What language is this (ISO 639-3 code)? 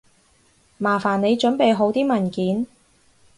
yue